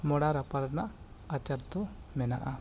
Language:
Santali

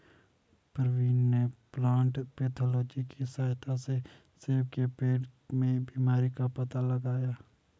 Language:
Hindi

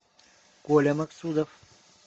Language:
Russian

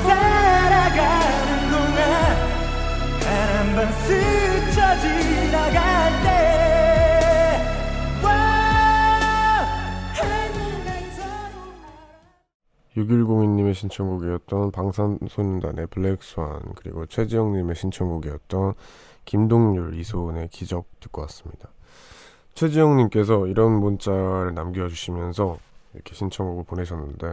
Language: Korean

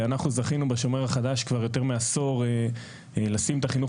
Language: Hebrew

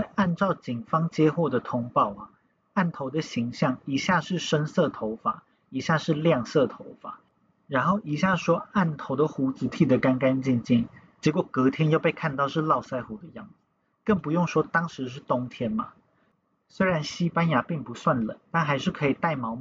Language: Chinese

